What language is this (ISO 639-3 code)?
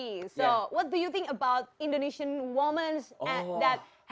ind